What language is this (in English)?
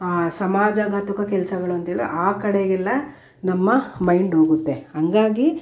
Kannada